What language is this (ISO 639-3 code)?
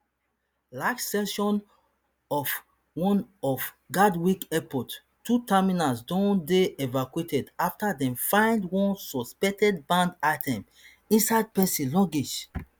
pcm